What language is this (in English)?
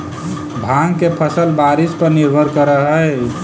Magahi